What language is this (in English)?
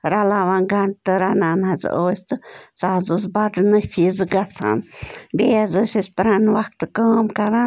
Kashmiri